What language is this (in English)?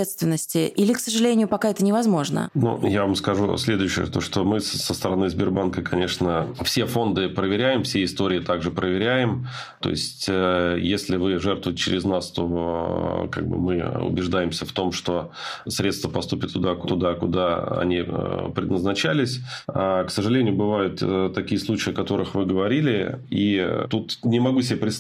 Russian